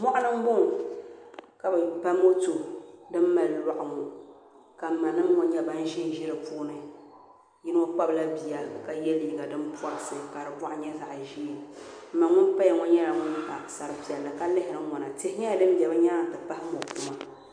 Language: Dagbani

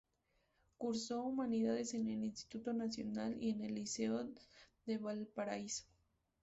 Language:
Spanish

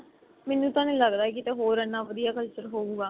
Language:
Punjabi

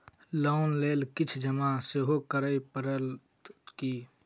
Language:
Maithili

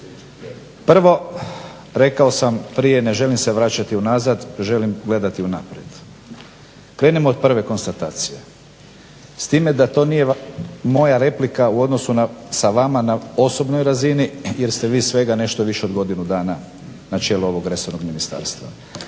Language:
Croatian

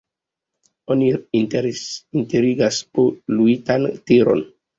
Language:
Esperanto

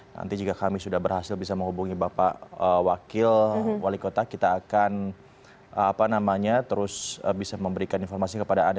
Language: Indonesian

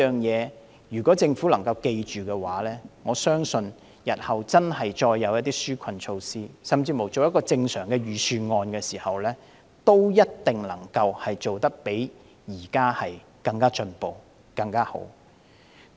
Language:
Cantonese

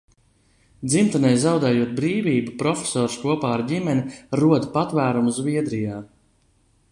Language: Latvian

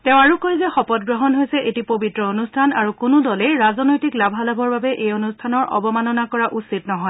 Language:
Assamese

